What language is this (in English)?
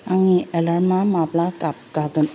Bodo